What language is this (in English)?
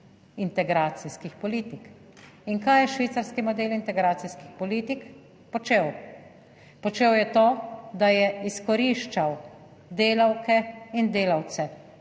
Slovenian